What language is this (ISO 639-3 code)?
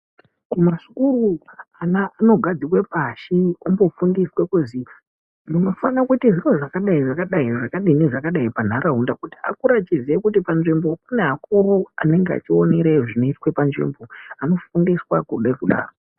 ndc